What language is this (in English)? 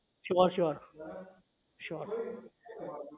Gujarati